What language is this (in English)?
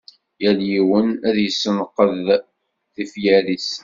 Kabyle